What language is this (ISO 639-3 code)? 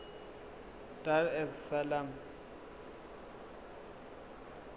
zul